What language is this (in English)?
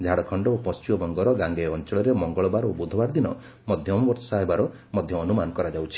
Odia